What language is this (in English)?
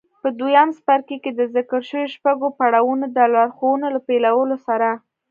Pashto